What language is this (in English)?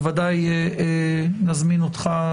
Hebrew